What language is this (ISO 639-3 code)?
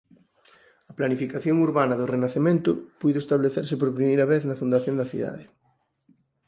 glg